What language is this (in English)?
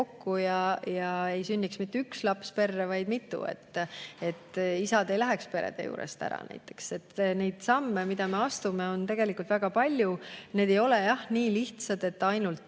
Estonian